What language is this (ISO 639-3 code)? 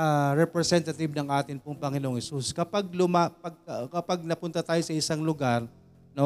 fil